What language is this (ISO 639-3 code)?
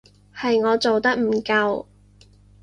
yue